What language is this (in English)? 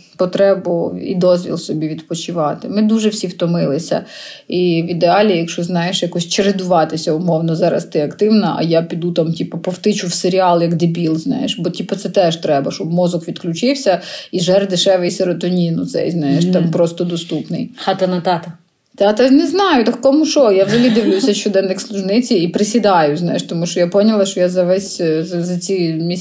Ukrainian